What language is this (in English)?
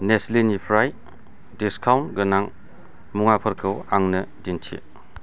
Bodo